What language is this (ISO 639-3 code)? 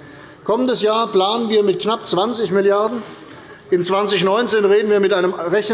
deu